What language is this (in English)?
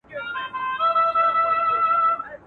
Pashto